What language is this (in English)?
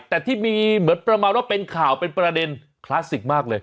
Thai